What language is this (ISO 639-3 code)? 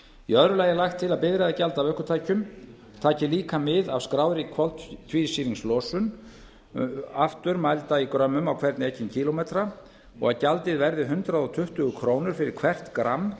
isl